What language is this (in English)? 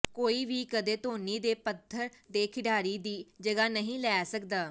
Punjabi